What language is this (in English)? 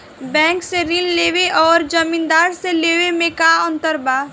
Bhojpuri